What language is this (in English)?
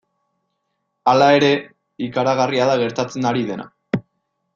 Basque